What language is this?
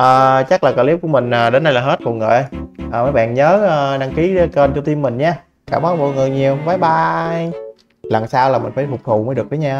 Vietnamese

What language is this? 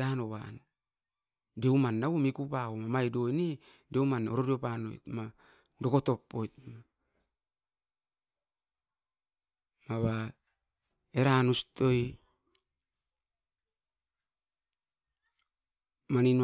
Askopan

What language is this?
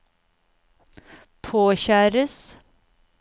Norwegian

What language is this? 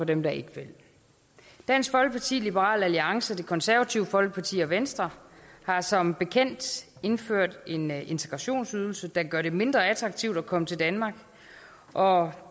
Danish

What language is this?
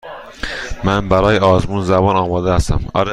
Persian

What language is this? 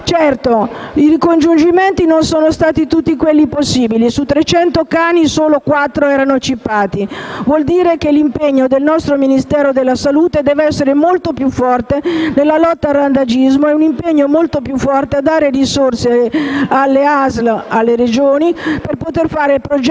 Italian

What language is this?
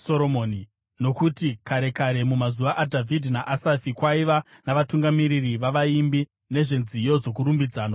Shona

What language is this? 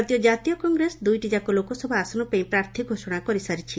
Odia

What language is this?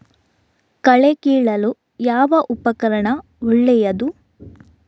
Kannada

